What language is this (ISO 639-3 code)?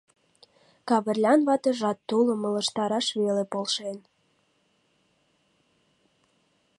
chm